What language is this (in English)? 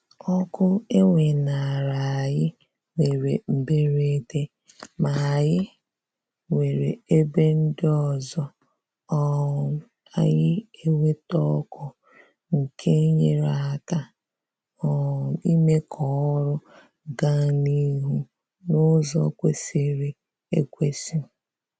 Igbo